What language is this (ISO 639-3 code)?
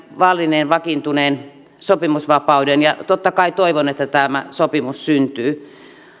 fin